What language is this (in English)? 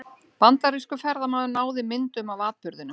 Icelandic